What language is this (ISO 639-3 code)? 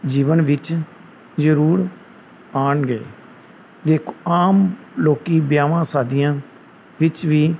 pan